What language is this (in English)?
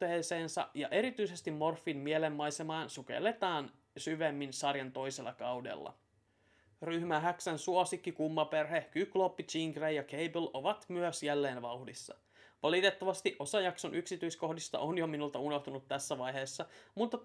Finnish